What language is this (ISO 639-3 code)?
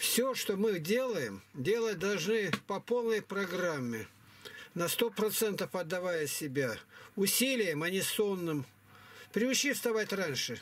rus